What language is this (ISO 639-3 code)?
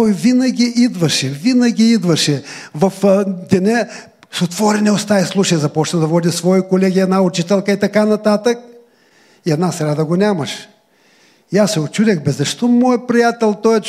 bul